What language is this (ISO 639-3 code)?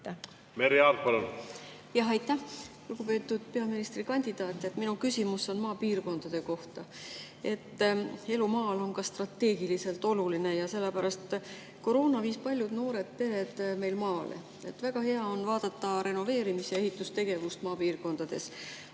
est